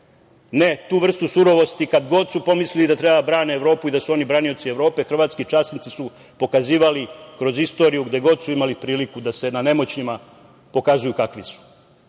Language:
Serbian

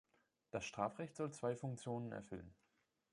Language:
German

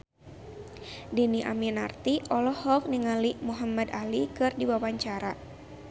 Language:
Sundanese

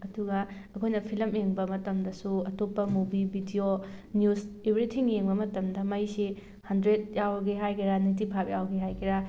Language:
Manipuri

